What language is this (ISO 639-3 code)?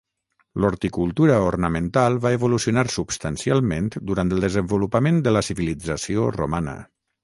cat